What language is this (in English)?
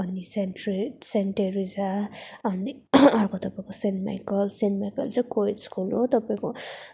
Nepali